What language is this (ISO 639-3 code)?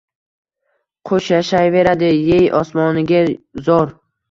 uzb